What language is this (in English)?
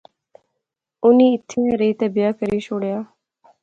Pahari-Potwari